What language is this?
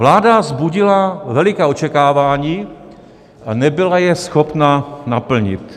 Czech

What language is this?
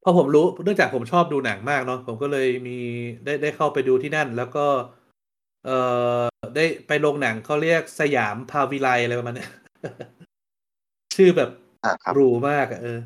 Thai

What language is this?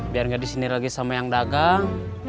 Indonesian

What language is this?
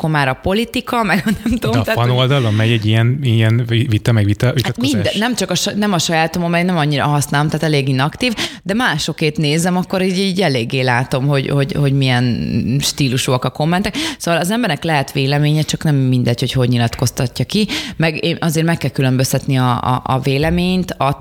Hungarian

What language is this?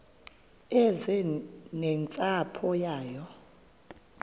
Xhosa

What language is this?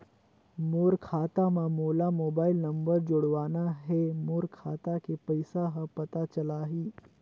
Chhattisgarhi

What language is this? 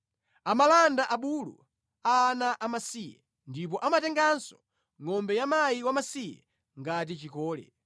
Nyanja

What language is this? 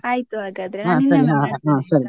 Kannada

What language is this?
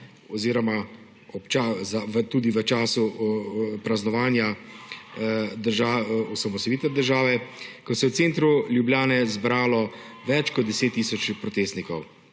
Slovenian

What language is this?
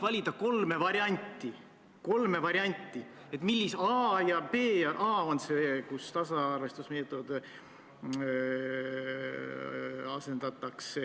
Estonian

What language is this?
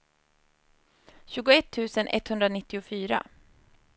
Swedish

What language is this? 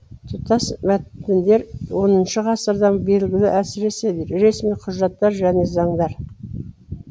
Kazakh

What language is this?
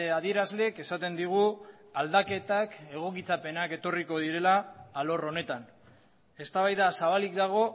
Basque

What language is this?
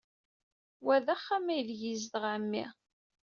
Kabyle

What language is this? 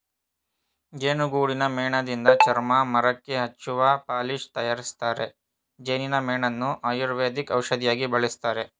Kannada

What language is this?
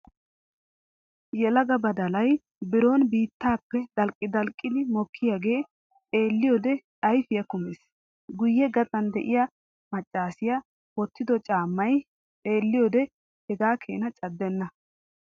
Wolaytta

